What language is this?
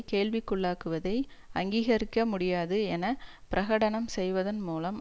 Tamil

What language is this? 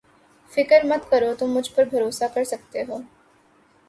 Urdu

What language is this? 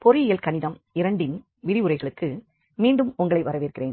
Tamil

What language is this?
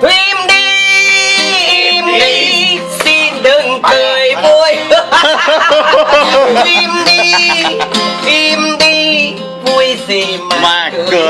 Vietnamese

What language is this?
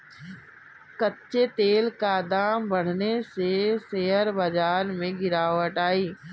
Hindi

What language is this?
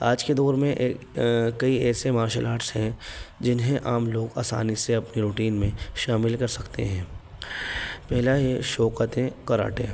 Urdu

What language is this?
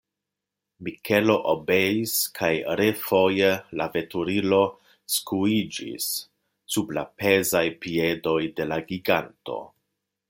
Esperanto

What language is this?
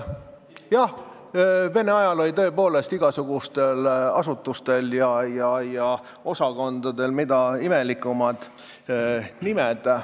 Estonian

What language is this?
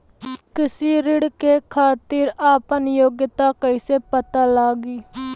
Bhojpuri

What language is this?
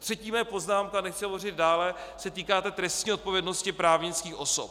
Czech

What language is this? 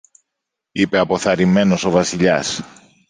Greek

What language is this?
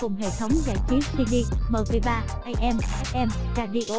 Vietnamese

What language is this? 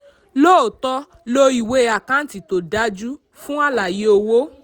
Yoruba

